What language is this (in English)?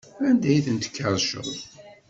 Kabyle